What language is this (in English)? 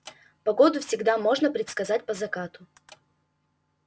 Russian